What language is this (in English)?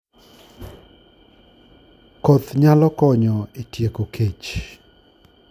Luo (Kenya and Tanzania)